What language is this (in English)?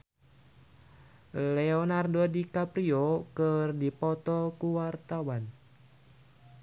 Sundanese